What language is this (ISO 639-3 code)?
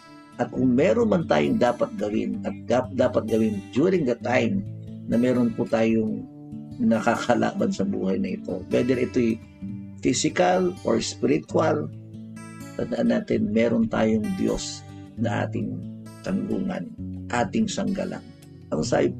fil